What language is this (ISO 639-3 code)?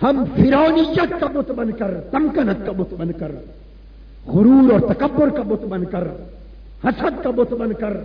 urd